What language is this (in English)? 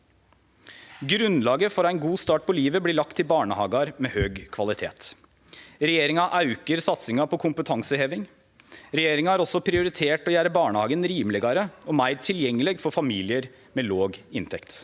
Norwegian